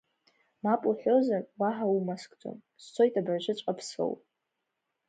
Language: Abkhazian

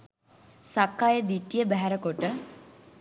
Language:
Sinhala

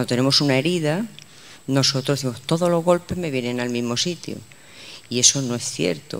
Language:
Spanish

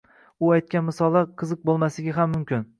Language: Uzbek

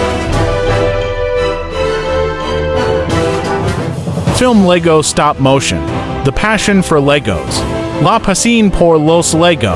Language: English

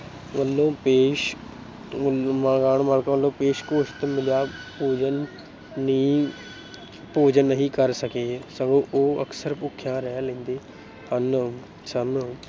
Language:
Punjabi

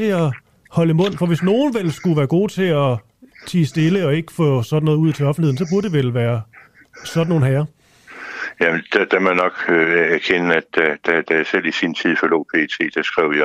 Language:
Danish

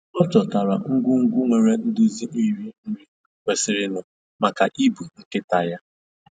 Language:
Igbo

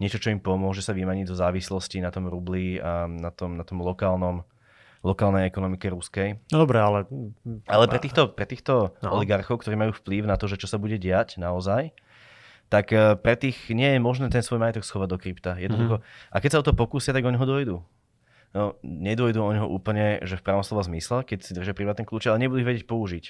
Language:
Slovak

